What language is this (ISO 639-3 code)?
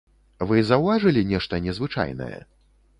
bel